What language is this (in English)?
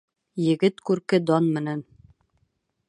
Bashkir